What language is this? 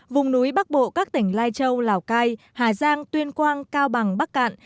Vietnamese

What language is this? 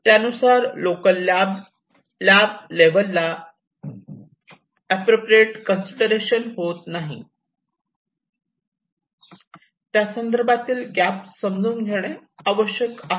Marathi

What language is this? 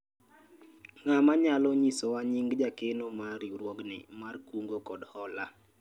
Luo (Kenya and Tanzania)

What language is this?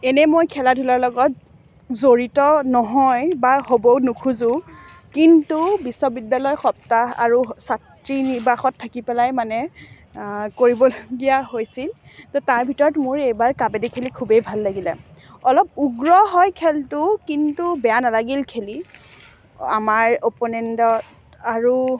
Assamese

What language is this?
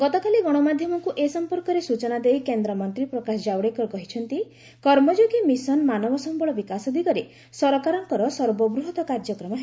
Odia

